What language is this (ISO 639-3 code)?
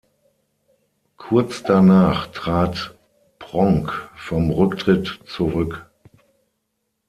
deu